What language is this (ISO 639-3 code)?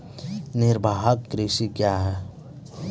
mai